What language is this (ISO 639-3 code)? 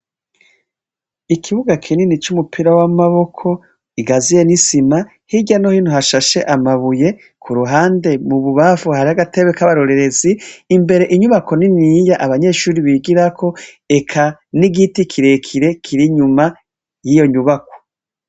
run